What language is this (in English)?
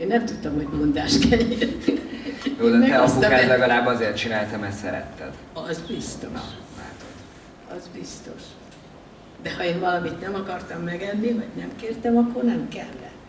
Hungarian